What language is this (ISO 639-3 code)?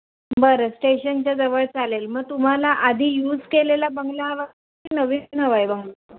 mar